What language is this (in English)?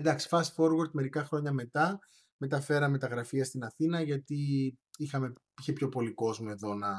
Greek